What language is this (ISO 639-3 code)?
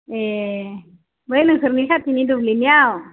brx